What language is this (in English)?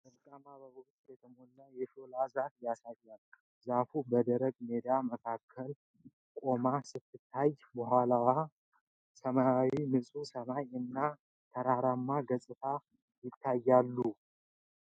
Amharic